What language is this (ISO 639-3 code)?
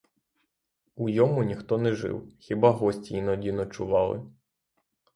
ukr